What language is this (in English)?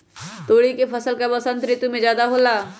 Magahi